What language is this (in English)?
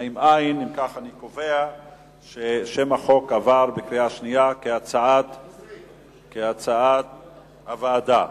Hebrew